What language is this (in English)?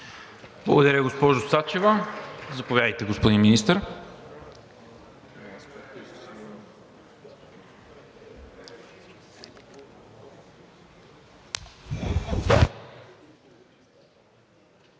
Bulgarian